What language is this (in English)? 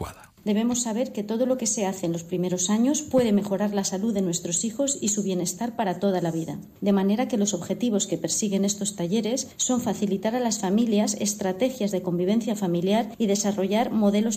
Spanish